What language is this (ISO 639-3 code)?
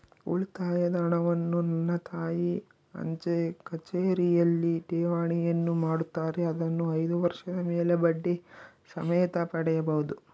kan